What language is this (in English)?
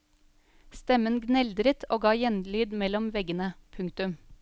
Norwegian